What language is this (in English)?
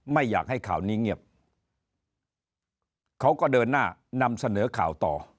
Thai